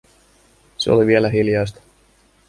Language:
Finnish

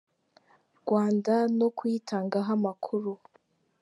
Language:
Kinyarwanda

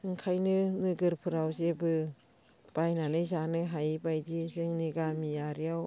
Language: Bodo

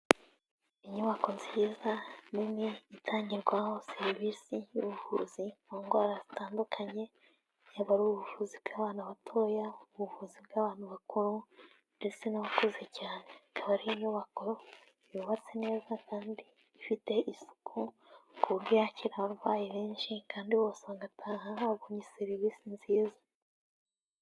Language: Kinyarwanda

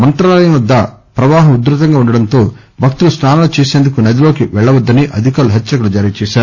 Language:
Telugu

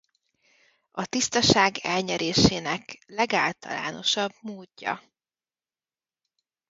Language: Hungarian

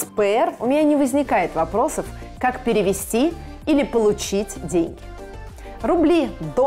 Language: Russian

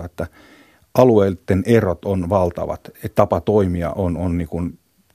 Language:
Finnish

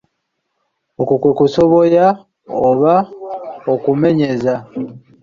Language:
Ganda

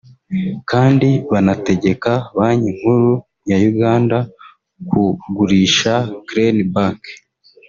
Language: Kinyarwanda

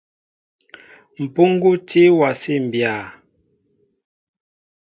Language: Mbo (Cameroon)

